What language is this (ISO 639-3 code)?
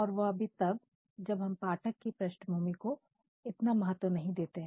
hin